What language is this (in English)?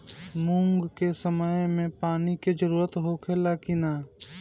Bhojpuri